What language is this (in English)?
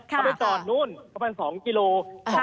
Thai